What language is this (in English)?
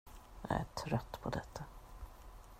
Swedish